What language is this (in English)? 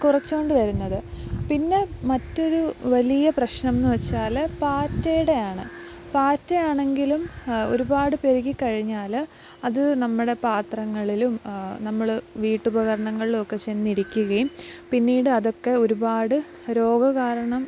Malayalam